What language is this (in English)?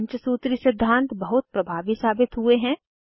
Hindi